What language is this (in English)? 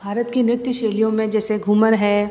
Hindi